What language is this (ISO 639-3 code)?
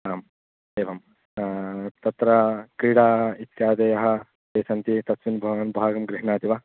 san